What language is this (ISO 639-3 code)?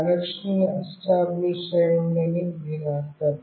tel